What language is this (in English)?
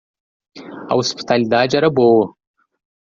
Portuguese